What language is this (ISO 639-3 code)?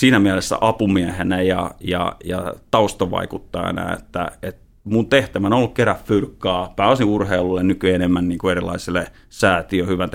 fin